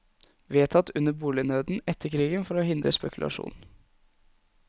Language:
Norwegian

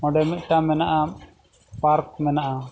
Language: Santali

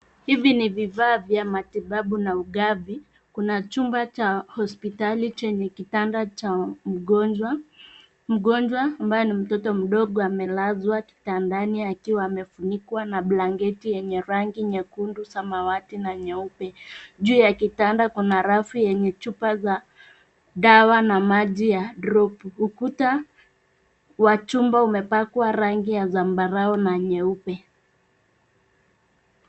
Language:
Swahili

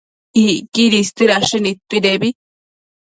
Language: Matsés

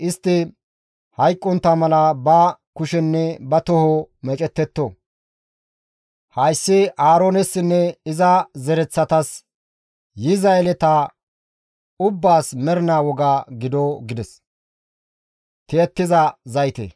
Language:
Gamo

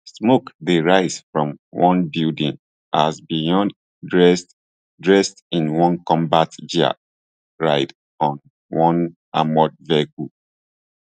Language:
Nigerian Pidgin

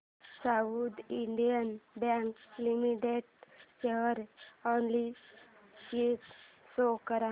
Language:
Marathi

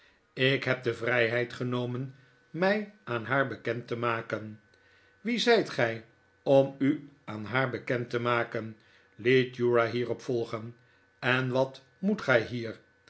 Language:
Dutch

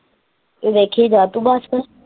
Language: Punjabi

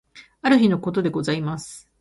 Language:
Japanese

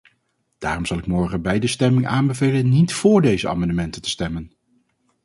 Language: Dutch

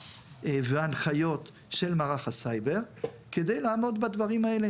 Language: Hebrew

